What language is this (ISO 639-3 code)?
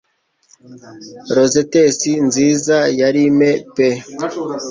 kin